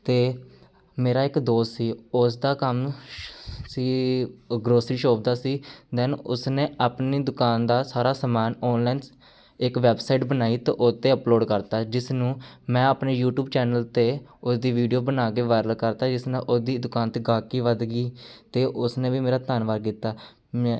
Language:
Punjabi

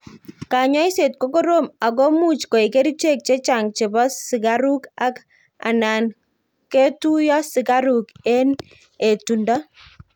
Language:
Kalenjin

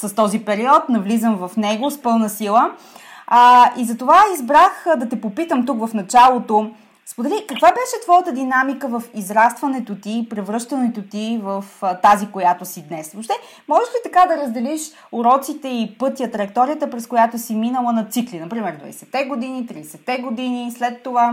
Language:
Bulgarian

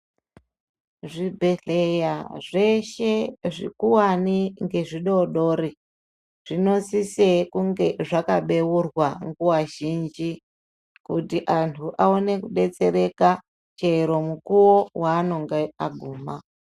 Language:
Ndau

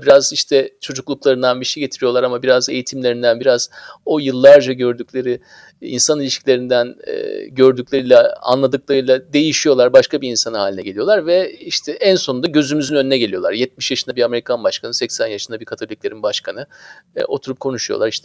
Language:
Turkish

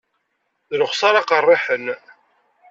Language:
Kabyle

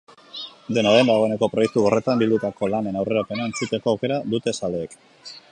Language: Basque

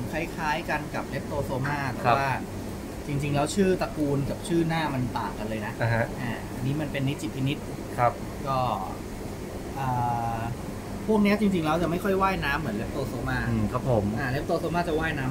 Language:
Thai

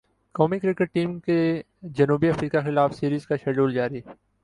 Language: Urdu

